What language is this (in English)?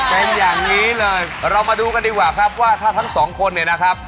Thai